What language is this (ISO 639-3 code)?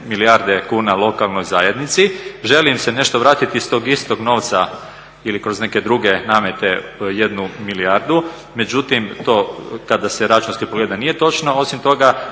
hrv